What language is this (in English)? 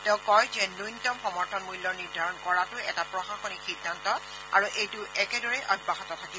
Assamese